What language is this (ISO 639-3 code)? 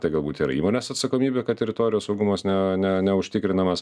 lit